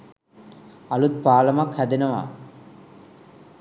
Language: Sinhala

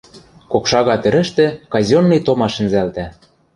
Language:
Western Mari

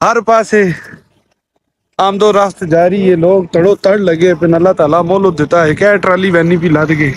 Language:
Punjabi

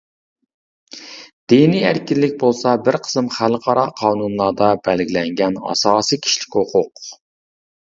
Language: Uyghur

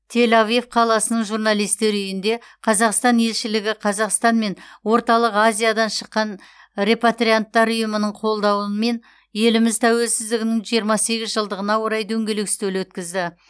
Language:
Kazakh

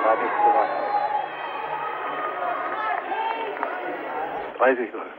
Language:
German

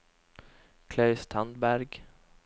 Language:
Norwegian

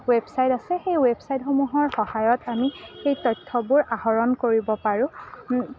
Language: Assamese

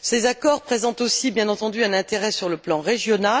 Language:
French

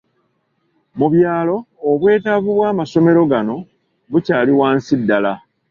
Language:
Ganda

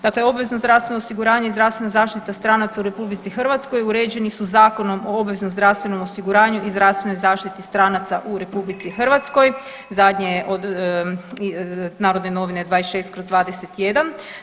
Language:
Croatian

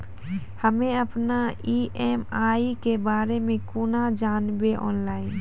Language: Maithili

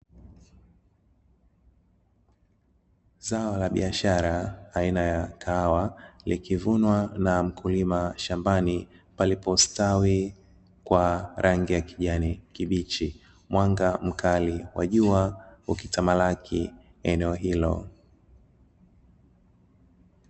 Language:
Swahili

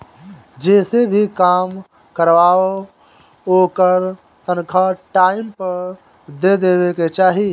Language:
Bhojpuri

